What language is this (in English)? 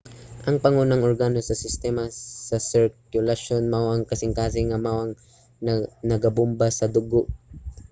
Cebuano